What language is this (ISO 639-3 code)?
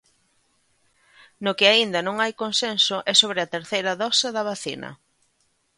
glg